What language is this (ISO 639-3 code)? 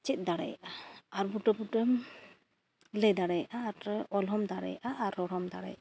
sat